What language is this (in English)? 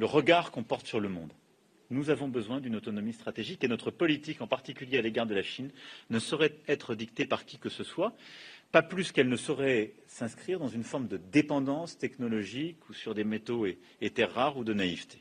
French